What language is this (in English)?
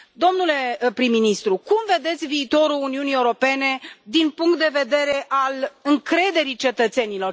Romanian